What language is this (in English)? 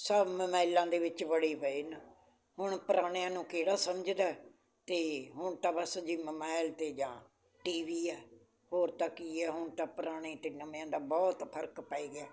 Punjabi